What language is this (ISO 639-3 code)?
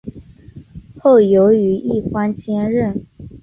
zho